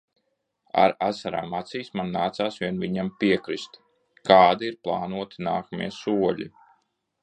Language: Latvian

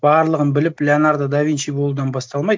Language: Kazakh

